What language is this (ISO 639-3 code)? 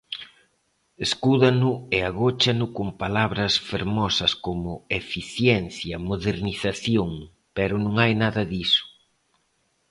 glg